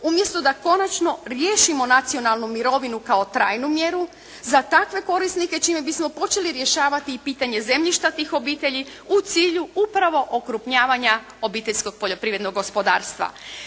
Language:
Croatian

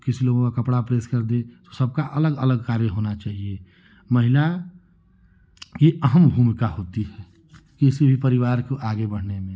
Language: Hindi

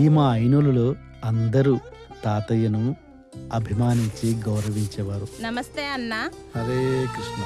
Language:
Telugu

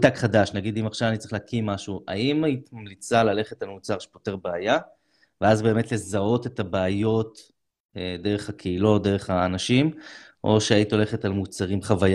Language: Hebrew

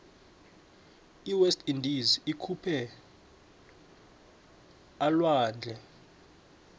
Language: South Ndebele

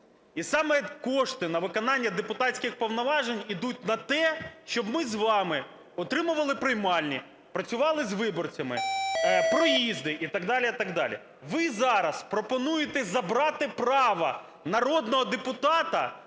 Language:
Ukrainian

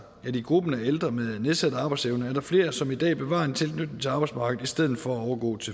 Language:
Danish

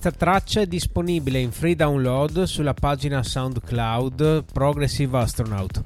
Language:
Italian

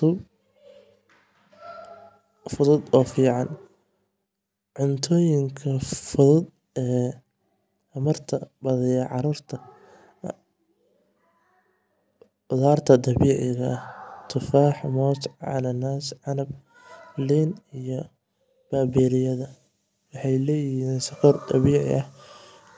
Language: Somali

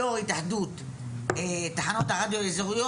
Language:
Hebrew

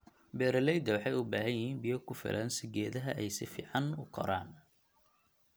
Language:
Somali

